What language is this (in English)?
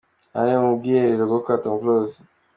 Kinyarwanda